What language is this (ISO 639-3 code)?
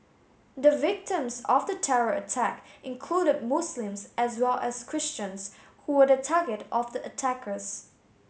eng